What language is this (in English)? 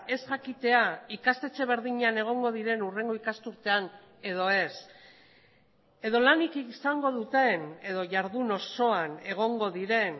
Basque